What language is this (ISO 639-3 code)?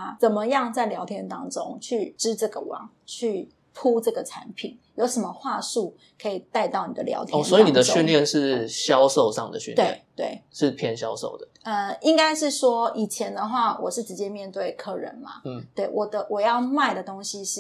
zho